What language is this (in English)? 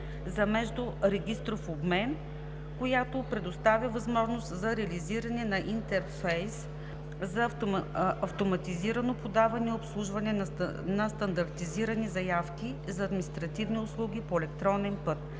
Bulgarian